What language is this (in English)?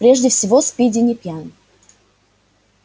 Russian